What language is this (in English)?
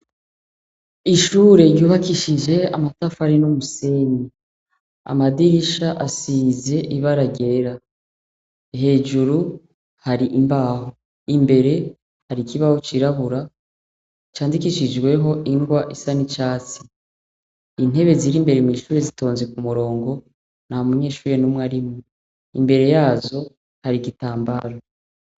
Rundi